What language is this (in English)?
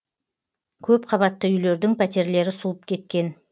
Kazakh